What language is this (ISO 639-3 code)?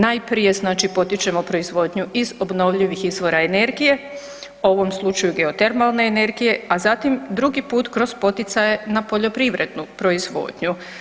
hrv